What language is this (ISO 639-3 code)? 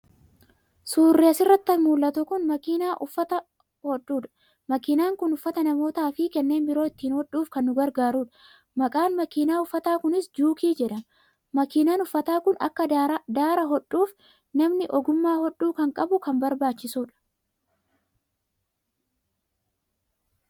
orm